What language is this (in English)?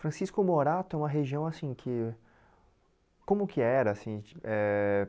Portuguese